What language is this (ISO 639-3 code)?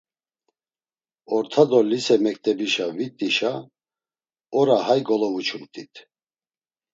lzz